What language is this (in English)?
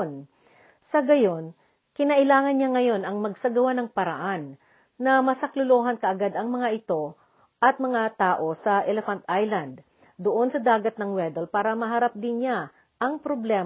Filipino